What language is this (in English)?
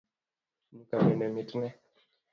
Luo (Kenya and Tanzania)